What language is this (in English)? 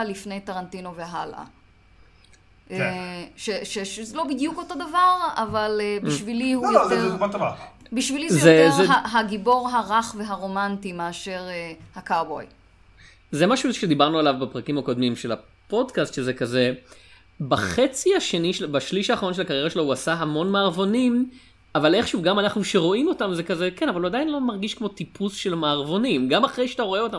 Hebrew